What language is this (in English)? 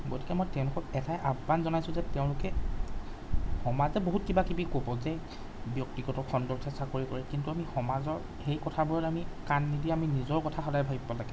Assamese